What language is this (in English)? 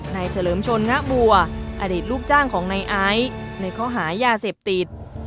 Thai